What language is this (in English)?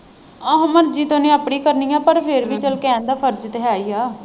Punjabi